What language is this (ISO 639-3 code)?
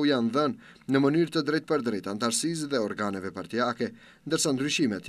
ron